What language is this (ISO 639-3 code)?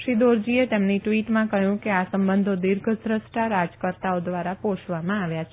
guj